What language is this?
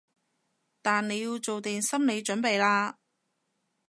Cantonese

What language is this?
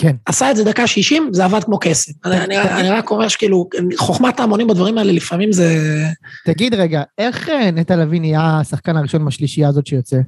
Hebrew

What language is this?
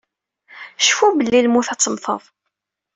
Kabyle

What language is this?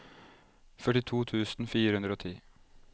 Norwegian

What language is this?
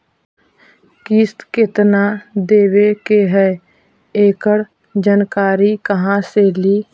Magahi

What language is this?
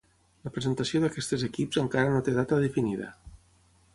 Catalan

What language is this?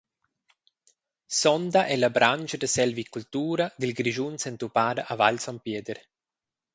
Romansh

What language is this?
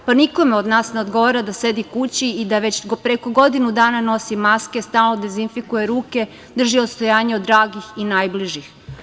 Serbian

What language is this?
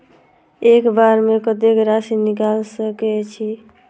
Maithili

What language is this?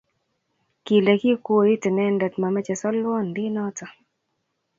Kalenjin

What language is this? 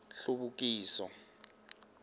Tsonga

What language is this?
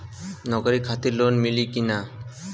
Bhojpuri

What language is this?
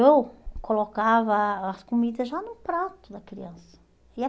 Portuguese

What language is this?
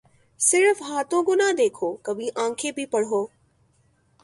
Urdu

